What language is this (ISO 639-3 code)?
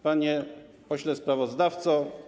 pol